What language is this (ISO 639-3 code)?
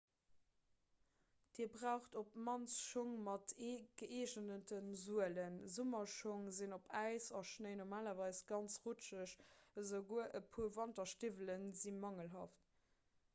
ltz